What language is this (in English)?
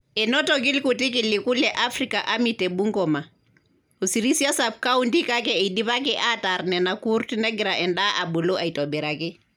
Masai